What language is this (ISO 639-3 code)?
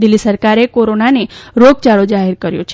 guj